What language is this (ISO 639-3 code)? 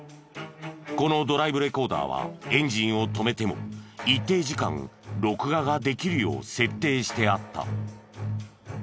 jpn